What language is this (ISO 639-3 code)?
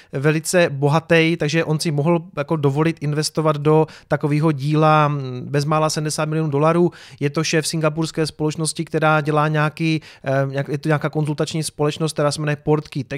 ces